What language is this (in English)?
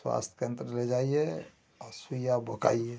Hindi